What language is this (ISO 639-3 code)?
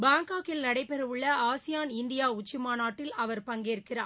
tam